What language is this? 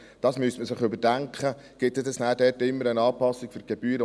Swiss German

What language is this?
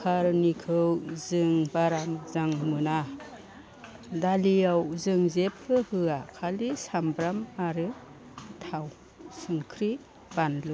Bodo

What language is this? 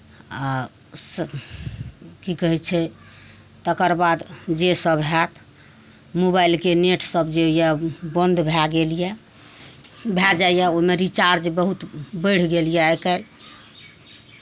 Maithili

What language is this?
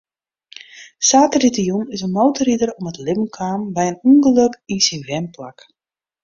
Western Frisian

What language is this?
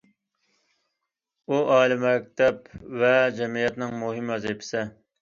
Uyghur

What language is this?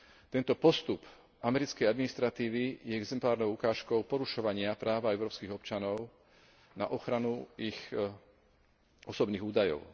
Slovak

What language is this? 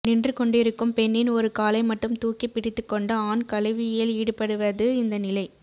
Tamil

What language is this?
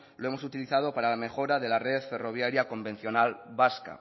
Spanish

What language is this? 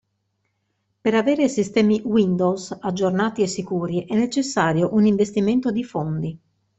Italian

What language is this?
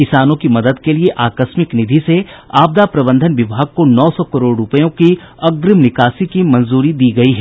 Hindi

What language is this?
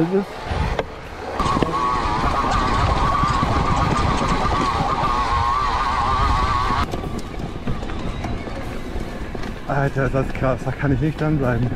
German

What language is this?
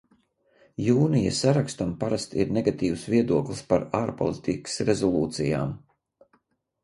Latvian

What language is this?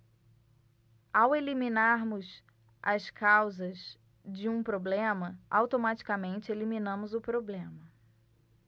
Portuguese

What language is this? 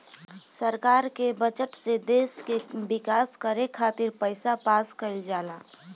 Bhojpuri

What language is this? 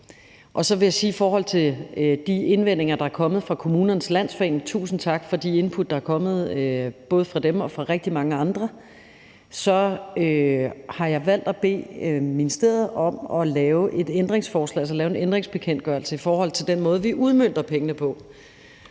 Danish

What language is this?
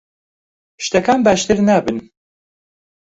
Central Kurdish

